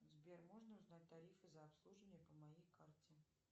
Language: Russian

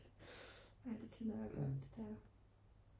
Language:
Danish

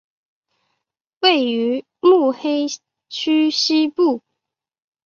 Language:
Chinese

